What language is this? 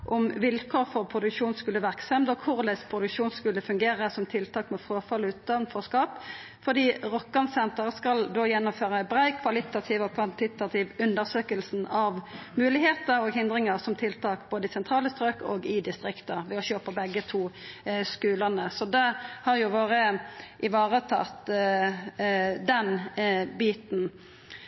Norwegian Nynorsk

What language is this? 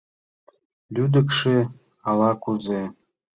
Mari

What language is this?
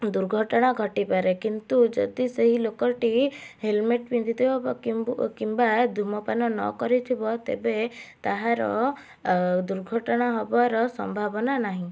Odia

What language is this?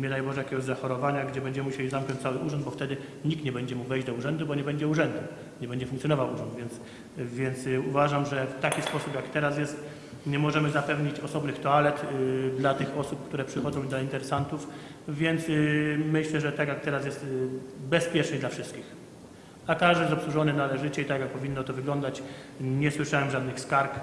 Polish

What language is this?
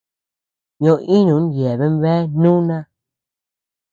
Tepeuxila Cuicatec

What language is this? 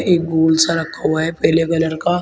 Hindi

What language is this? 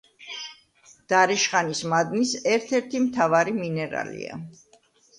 Georgian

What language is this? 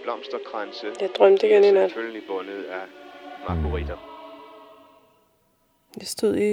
Danish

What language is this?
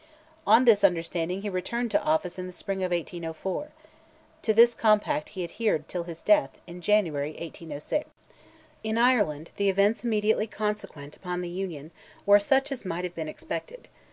English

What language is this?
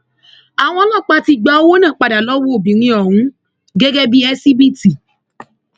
Yoruba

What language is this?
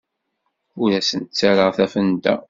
Kabyle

